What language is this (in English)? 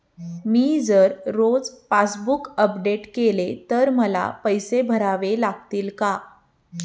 Marathi